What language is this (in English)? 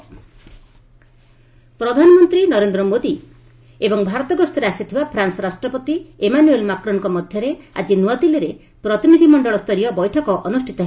Odia